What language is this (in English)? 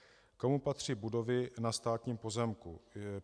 Czech